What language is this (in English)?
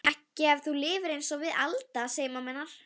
Icelandic